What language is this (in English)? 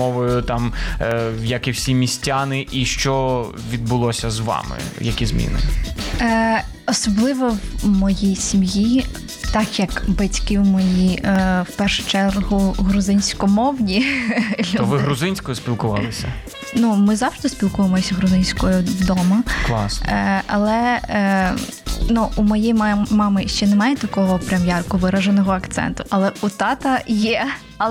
Ukrainian